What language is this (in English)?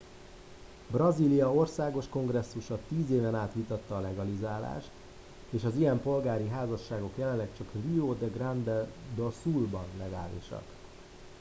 Hungarian